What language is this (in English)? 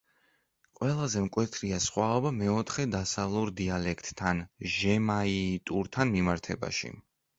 Georgian